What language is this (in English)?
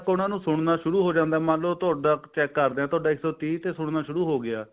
Punjabi